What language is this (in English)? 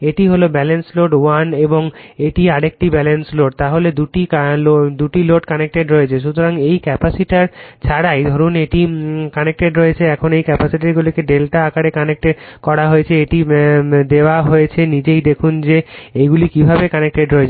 Bangla